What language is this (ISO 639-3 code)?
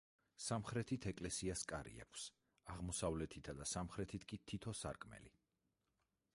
kat